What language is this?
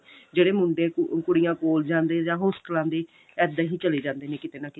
Punjabi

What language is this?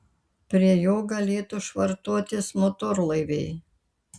Lithuanian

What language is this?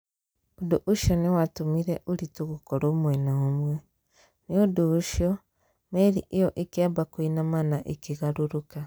Kikuyu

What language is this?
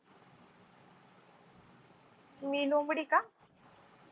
Marathi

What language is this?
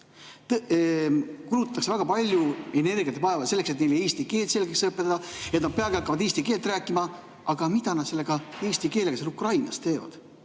Estonian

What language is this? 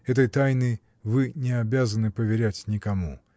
Russian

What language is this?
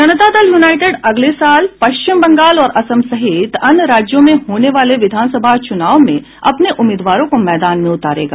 Hindi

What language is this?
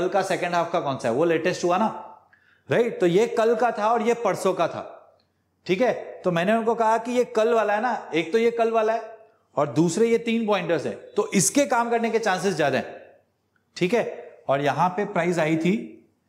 Hindi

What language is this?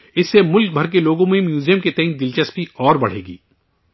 Urdu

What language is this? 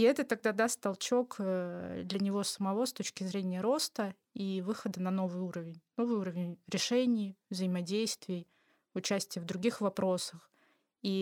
Russian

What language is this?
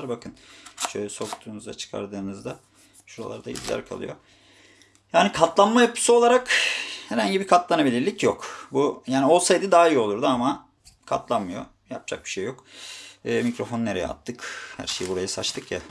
Turkish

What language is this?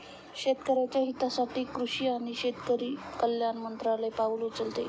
Marathi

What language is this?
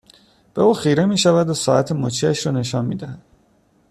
Persian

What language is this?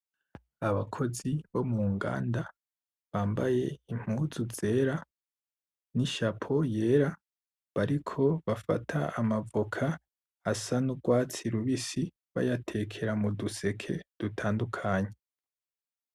Rundi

